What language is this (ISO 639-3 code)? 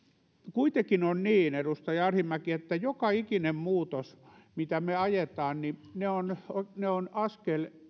fin